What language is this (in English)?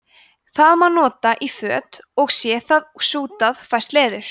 Icelandic